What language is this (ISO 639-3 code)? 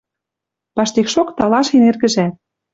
mrj